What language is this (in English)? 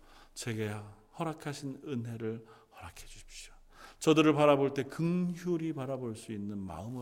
Korean